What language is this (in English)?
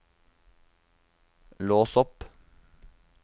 Norwegian